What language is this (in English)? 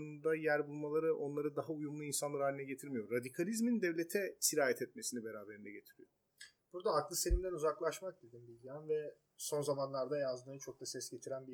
Turkish